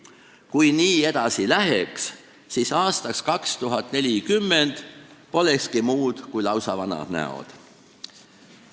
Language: Estonian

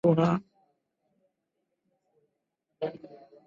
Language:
Swahili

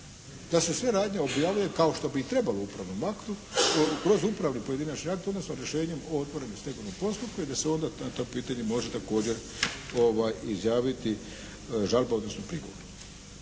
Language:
Croatian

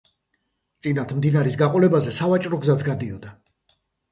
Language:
Georgian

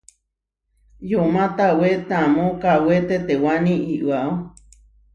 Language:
Huarijio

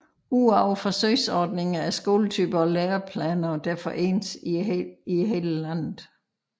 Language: Danish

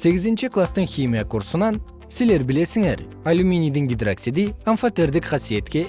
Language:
Kyrgyz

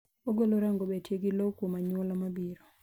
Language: Luo (Kenya and Tanzania)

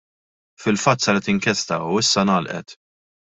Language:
Maltese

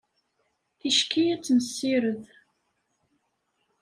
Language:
Kabyle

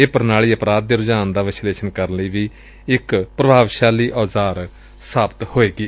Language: Punjabi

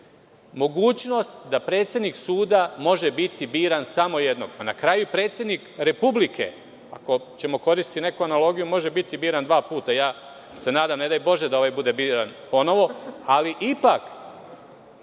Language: Serbian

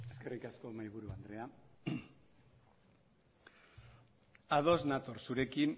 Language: Basque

